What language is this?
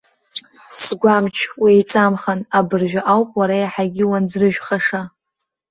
Abkhazian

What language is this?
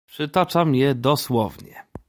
Polish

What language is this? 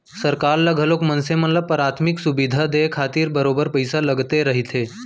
Chhattisgarhi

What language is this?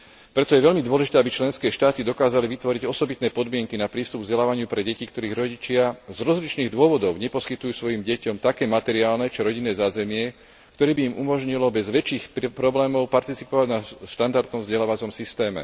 Slovak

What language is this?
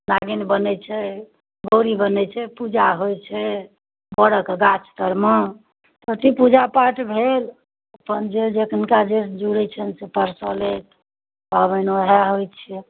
Maithili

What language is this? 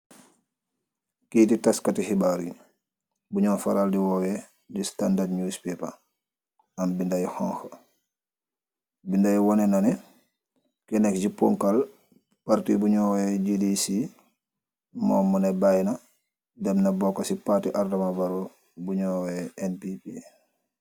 Wolof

